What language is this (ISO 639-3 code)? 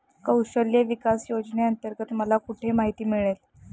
mar